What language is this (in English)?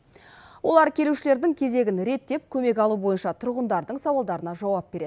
Kazakh